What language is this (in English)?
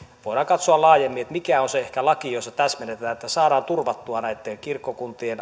Finnish